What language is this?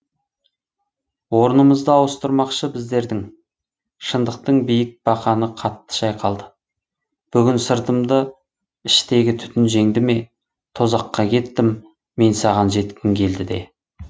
Kazakh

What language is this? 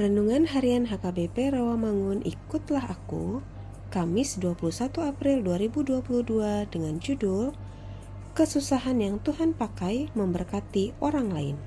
Indonesian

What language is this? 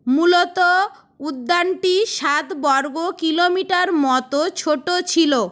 Bangla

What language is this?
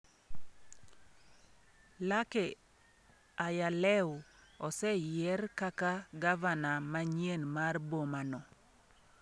Luo (Kenya and Tanzania)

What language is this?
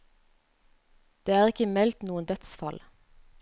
Norwegian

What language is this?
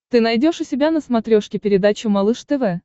Russian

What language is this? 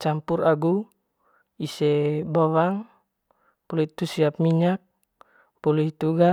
Manggarai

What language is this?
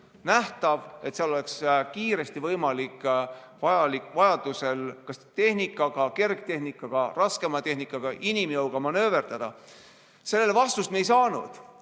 Estonian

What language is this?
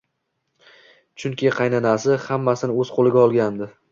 Uzbek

